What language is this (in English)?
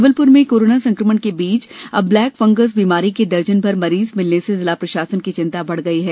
Hindi